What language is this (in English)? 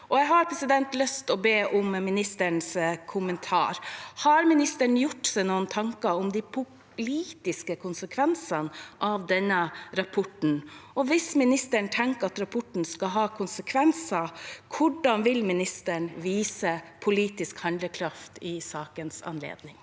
Norwegian